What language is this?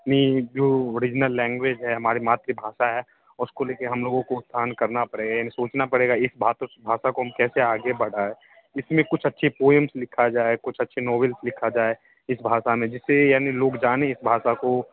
Hindi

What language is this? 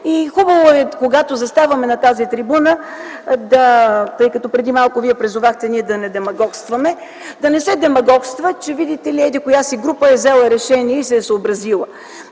Bulgarian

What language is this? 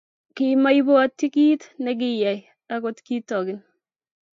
Kalenjin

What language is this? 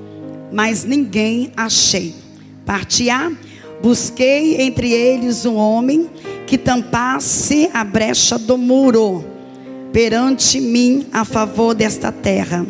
Portuguese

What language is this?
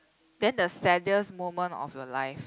English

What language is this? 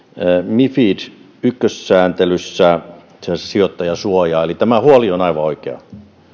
Finnish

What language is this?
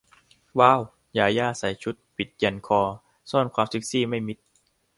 Thai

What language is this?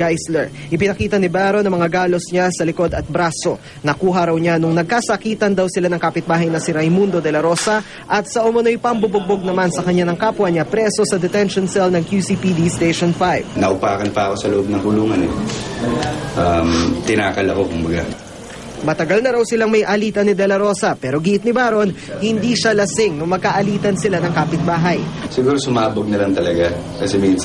Filipino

